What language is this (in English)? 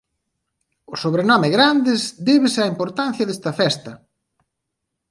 Galician